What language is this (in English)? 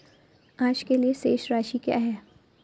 Hindi